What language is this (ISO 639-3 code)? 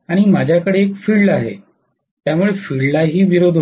mar